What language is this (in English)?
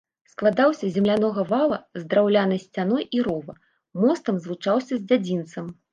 Belarusian